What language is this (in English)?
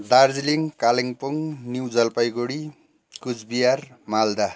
Nepali